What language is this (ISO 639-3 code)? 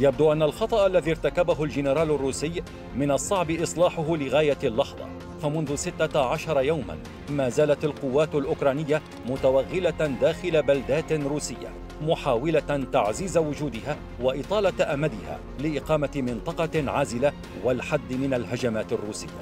ara